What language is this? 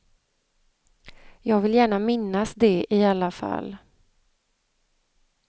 Swedish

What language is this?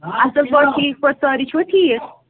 Kashmiri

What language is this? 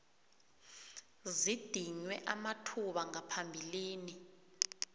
South Ndebele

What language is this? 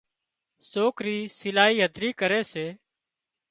Wadiyara Koli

